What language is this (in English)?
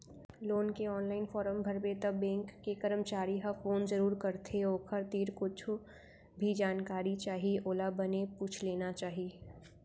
Chhattisgarhi